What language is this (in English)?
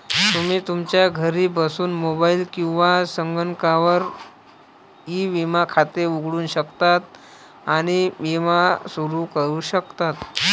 Marathi